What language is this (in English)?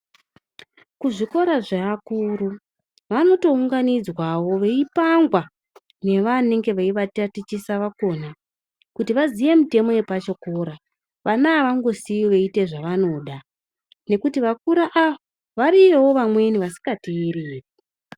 Ndau